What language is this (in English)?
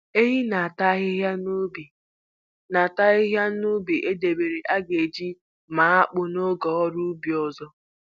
Igbo